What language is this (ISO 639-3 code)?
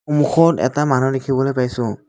asm